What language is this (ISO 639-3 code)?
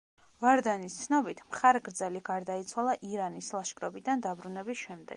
kat